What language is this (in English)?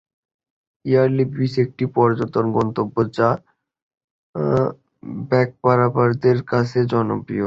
Bangla